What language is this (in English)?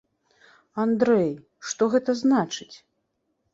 Belarusian